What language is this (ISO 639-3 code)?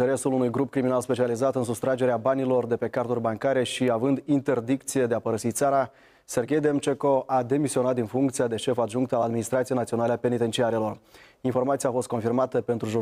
ron